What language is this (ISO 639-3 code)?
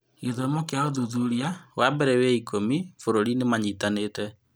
kik